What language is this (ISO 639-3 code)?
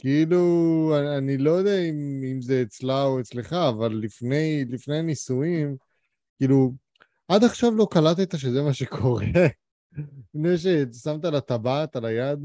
heb